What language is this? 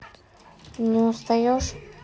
Russian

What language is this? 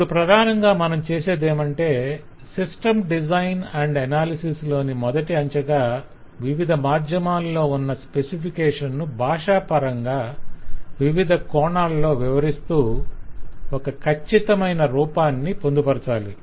Telugu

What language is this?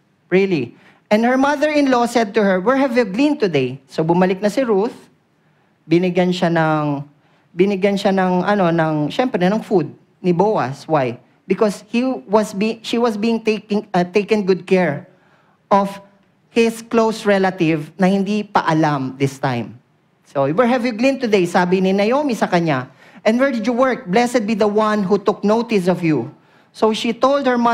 Filipino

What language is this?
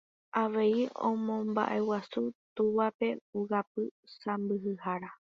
Guarani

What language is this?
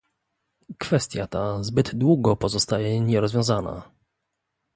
Polish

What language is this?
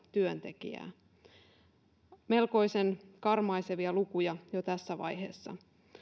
Finnish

